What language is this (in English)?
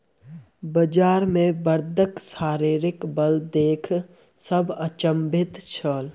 Maithili